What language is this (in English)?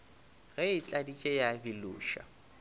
Northern Sotho